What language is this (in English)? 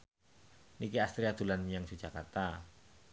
Javanese